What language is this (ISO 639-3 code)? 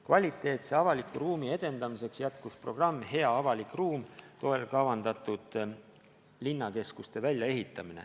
est